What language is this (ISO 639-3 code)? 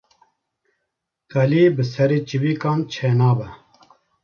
kur